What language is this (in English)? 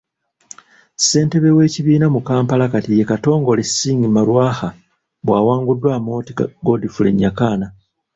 Ganda